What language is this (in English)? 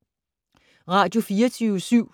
Danish